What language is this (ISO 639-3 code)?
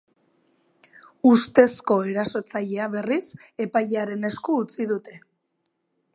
eus